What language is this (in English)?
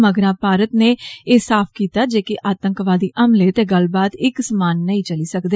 Dogri